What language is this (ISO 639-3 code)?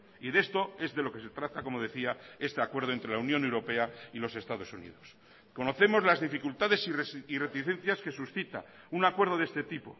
spa